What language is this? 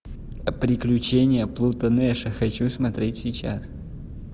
Russian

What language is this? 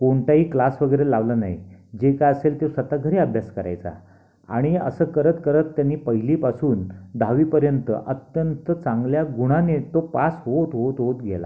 Marathi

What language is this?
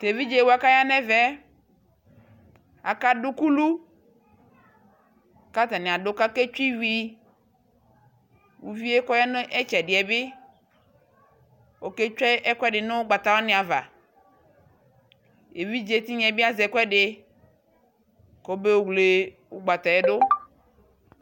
Ikposo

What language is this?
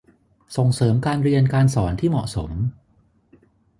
Thai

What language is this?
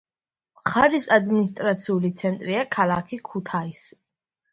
Georgian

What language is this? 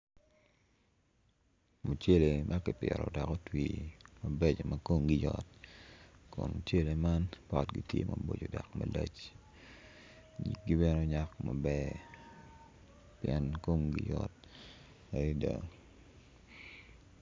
Acoli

